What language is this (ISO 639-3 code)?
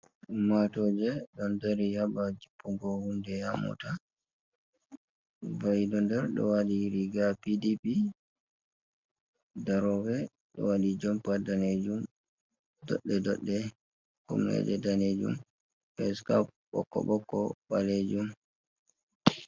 ful